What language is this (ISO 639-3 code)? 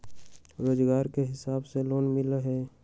mag